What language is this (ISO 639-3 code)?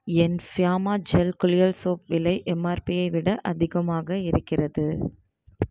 tam